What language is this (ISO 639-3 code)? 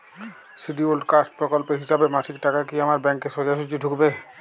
ben